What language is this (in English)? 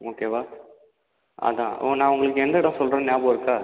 Tamil